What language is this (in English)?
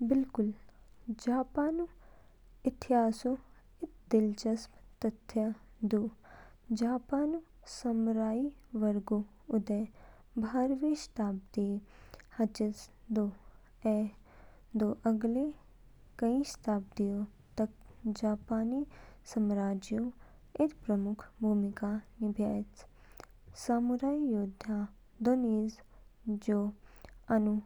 Kinnauri